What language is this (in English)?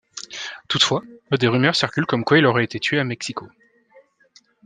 French